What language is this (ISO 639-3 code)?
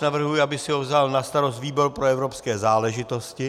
ces